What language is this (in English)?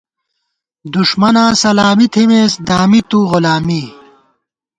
Gawar-Bati